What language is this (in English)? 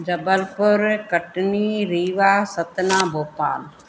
Sindhi